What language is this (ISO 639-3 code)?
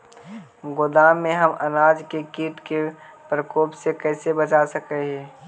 mag